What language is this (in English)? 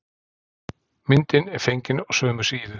Icelandic